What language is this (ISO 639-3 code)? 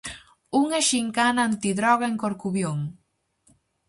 glg